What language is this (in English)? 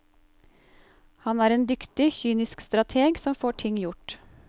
Norwegian